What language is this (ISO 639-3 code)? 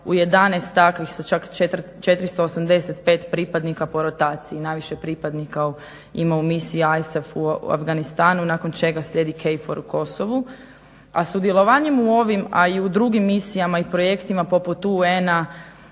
hrv